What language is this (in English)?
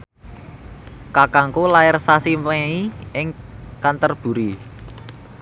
Javanese